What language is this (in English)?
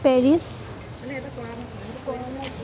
Assamese